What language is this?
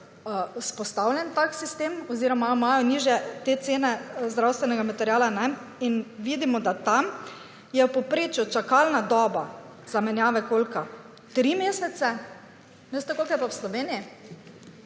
Slovenian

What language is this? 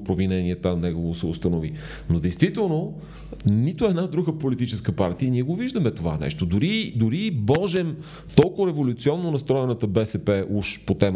Bulgarian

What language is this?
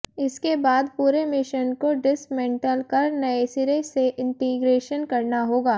Hindi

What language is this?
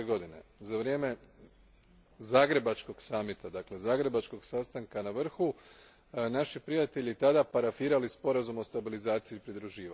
Croatian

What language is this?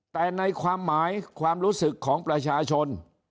Thai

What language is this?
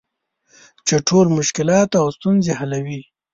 Pashto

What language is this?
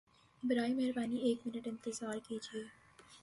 Urdu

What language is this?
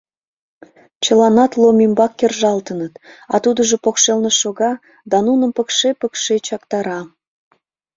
Mari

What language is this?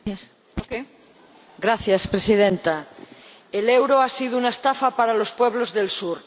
Spanish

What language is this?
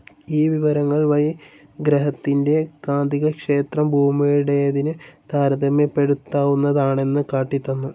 Malayalam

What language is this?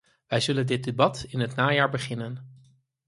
Dutch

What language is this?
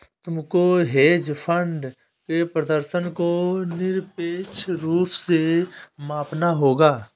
Hindi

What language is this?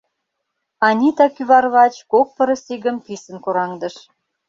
Mari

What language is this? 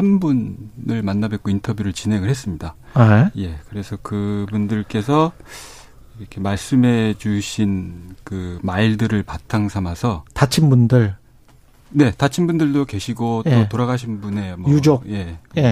Korean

